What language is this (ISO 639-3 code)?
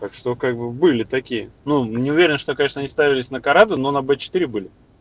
rus